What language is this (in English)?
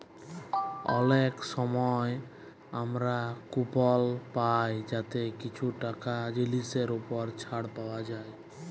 Bangla